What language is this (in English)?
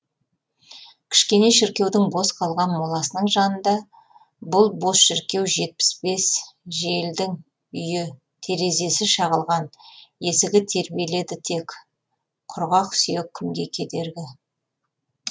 Kazakh